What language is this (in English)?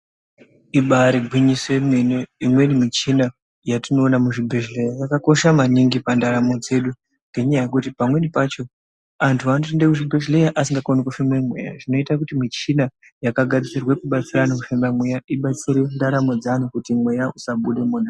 Ndau